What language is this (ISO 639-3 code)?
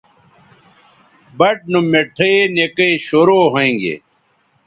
btv